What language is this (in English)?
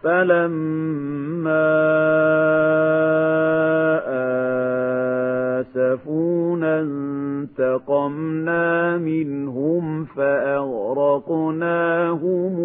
Arabic